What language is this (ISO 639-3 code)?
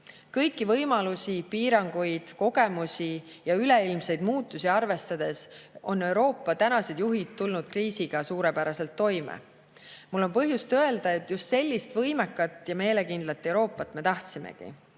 est